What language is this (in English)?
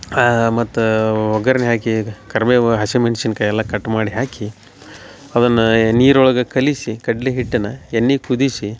Kannada